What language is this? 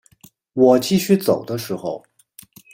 Chinese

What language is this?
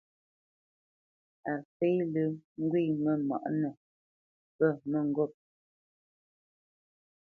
Bamenyam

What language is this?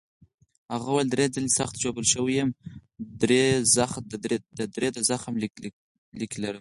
Pashto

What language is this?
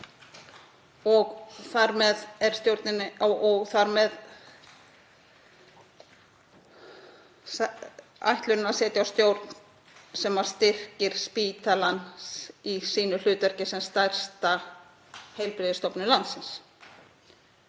Icelandic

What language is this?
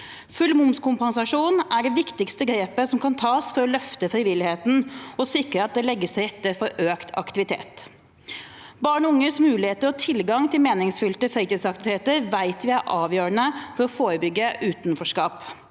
Norwegian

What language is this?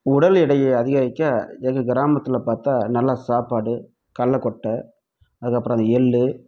Tamil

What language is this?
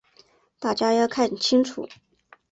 Chinese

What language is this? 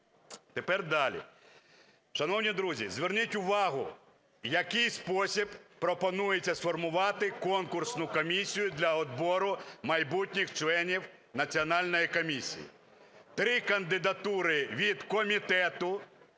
Ukrainian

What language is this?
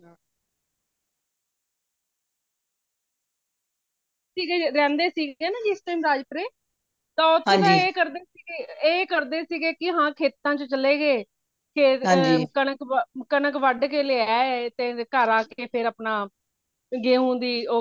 Punjabi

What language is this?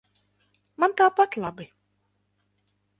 Latvian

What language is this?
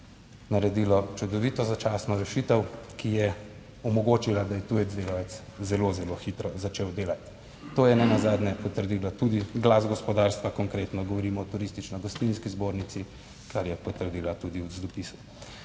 Slovenian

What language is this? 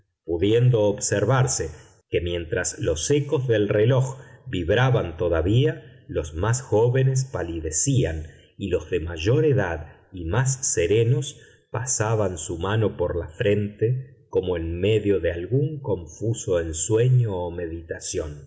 Spanish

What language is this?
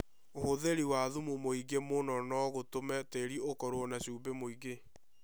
Kikuyu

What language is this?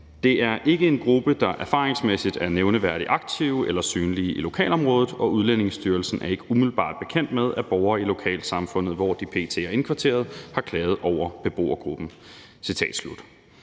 Danish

